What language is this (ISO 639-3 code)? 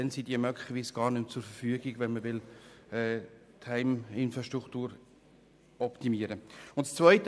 gsw